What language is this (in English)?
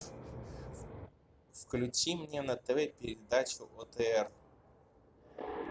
Russian